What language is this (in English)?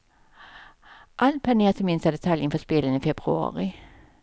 Swedish